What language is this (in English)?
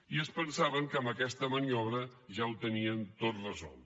Catalan